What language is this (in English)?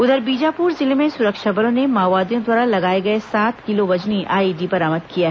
Hindi